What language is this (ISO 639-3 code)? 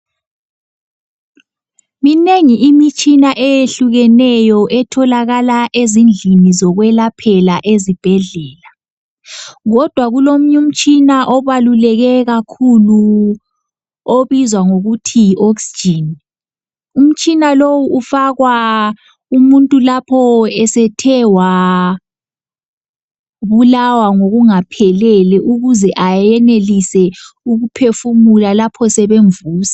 nde